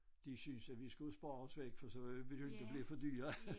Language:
Danish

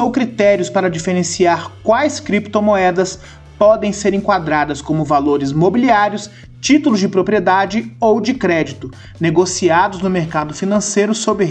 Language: Portuguese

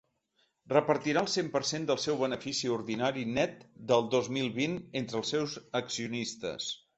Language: Catalan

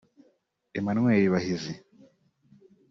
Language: Kinyarwanda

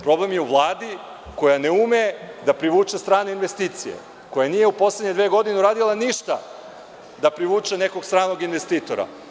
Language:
Serbian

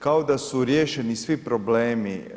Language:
Croatian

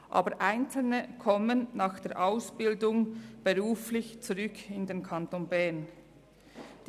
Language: Swiss German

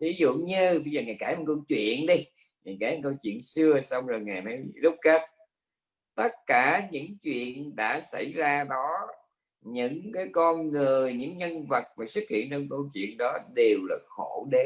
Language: Vietnamese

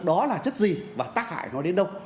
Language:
Vietnamese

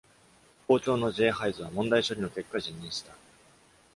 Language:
Japanese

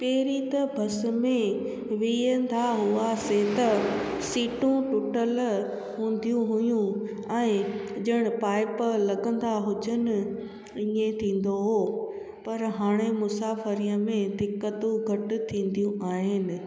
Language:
Sindhi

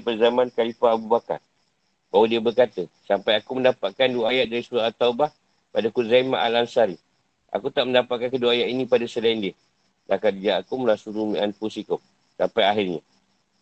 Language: Malay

